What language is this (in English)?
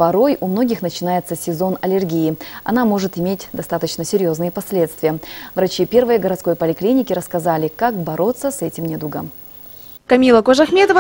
Russian